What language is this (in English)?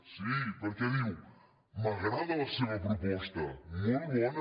Catalan